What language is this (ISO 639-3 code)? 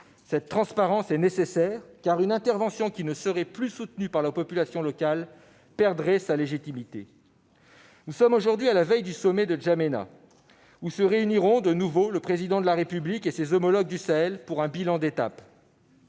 fra